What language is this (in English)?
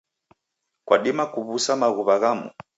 Taita